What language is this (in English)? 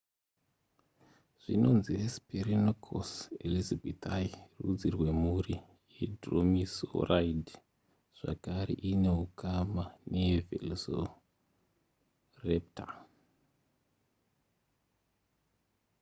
Shona